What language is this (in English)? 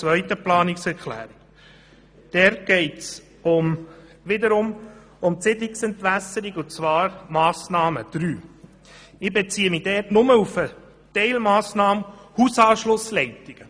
Swiss German